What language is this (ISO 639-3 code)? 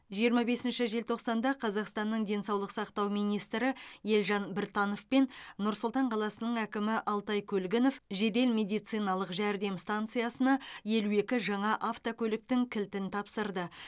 kaz